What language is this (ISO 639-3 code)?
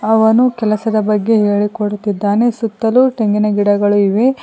kan